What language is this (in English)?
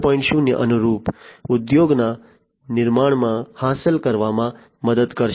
Gujarati